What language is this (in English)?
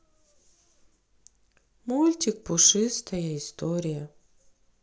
Russian